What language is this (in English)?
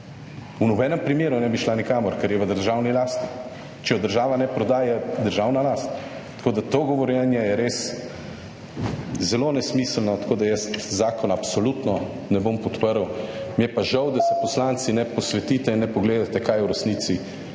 Slovenian